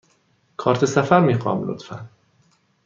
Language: Persian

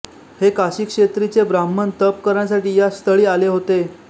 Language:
Marathi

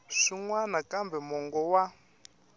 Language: Tsonga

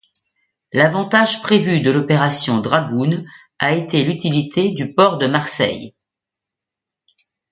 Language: French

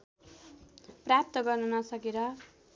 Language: Nepali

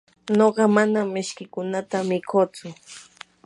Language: Yanahuanca Pasco Quechua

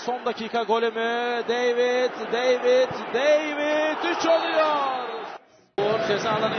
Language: Turkish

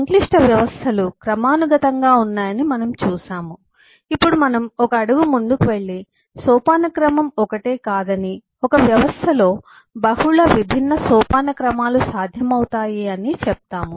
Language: Telugu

